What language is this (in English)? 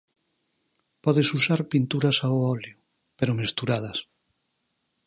Galician